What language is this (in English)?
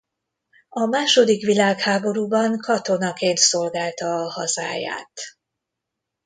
Hungarian